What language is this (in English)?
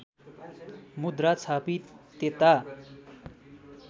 Nepali